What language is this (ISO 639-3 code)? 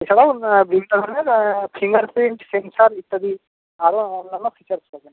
ben